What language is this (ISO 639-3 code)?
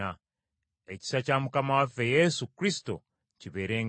lug